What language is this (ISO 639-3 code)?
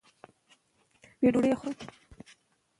pus